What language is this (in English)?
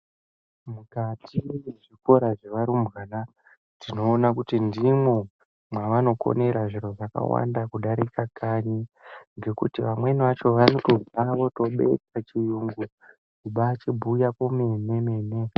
Ndau